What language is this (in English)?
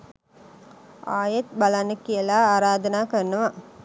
Sinhala